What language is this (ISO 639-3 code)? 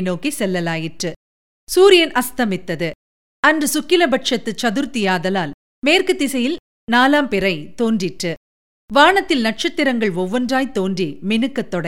tam